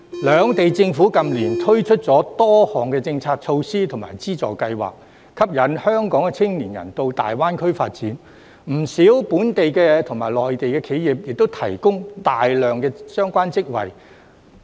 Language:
Cantonese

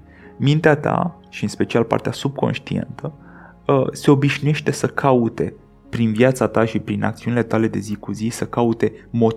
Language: Romanian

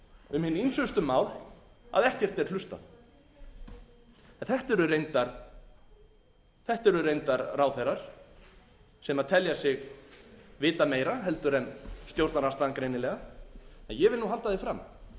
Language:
Icelandic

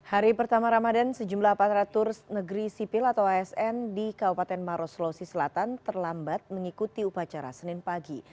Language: Indonesian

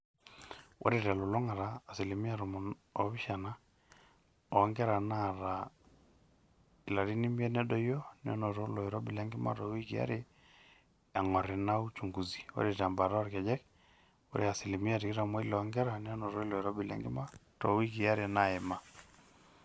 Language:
Masai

